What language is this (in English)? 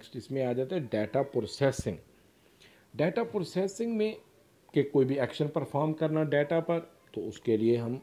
Hindi